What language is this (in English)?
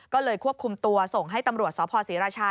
Thai